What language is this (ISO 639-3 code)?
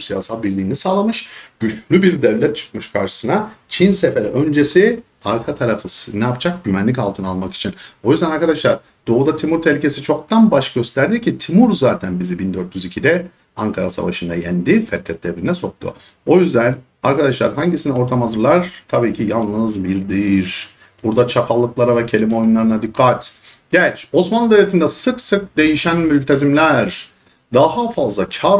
tur